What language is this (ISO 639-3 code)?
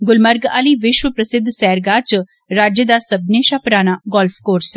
doi